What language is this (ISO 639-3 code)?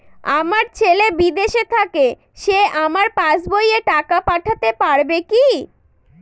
ben